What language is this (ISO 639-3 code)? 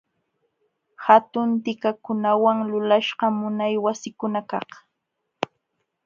qxw